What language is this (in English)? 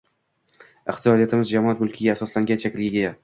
Uzbek